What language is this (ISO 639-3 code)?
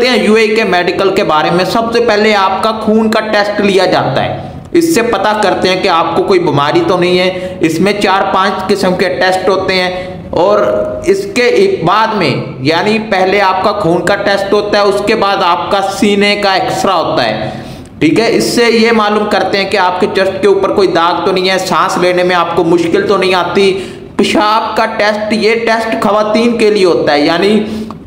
hin